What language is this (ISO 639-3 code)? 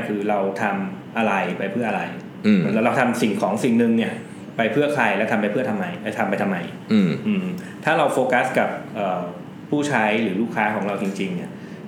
tha